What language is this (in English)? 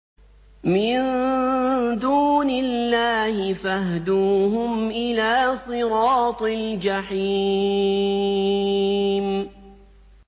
Arabic